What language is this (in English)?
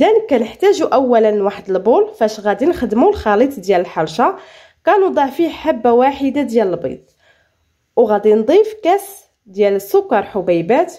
Arabic